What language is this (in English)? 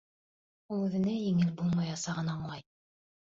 Bashkir